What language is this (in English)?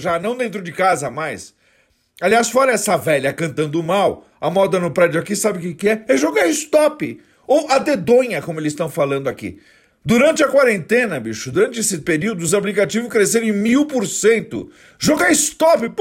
Portuguese